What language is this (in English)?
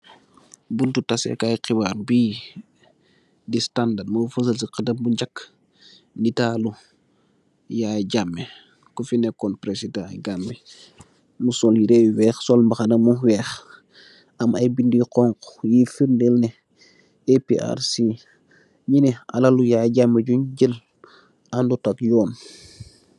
Wolof